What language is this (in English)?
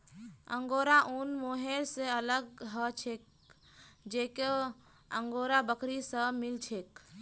Magahi